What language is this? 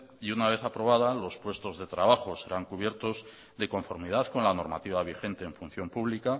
Spanish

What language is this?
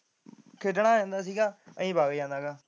Punjabi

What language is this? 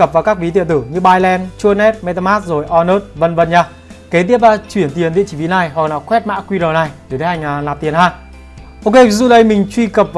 Vietnamese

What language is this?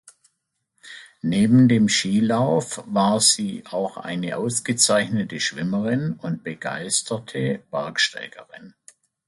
German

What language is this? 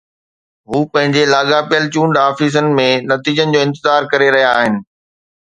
Sindhi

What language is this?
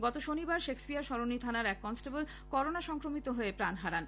Bangla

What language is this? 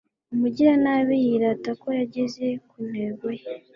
Kinyarwanda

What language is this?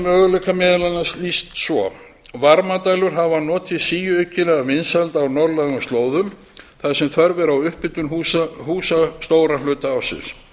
Icelandic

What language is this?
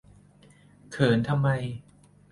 Thai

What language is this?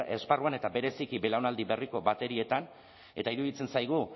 Basque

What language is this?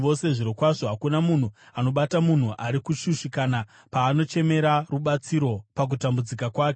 Shona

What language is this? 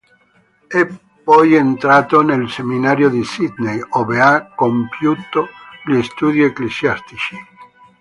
Italian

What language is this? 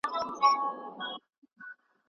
Pashto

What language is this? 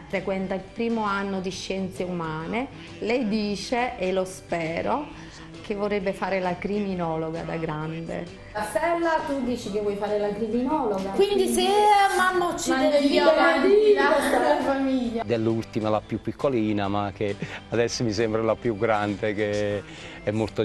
Italian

